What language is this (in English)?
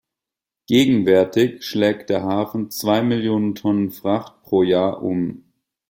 German